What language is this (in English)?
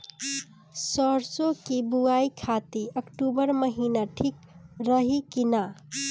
Bhojpuri